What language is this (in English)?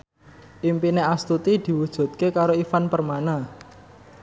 Javanese